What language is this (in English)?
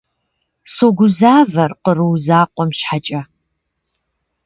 Kabardian